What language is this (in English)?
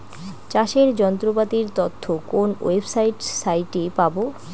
Bangla